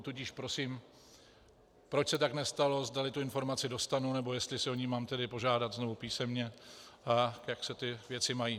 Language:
Czech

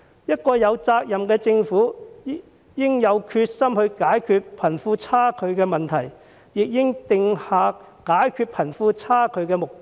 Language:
Cantonese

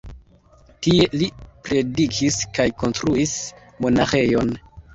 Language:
Esperanto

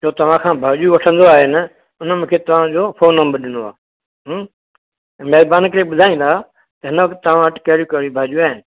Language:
Sindhi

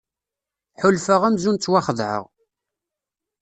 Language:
Kabyle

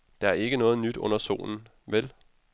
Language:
Danish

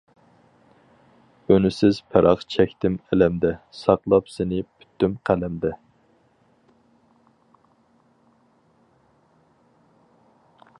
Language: Uyghur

